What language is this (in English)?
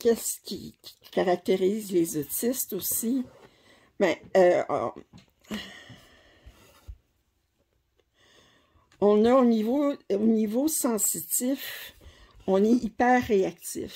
French